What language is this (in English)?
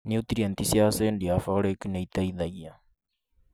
Kikuyu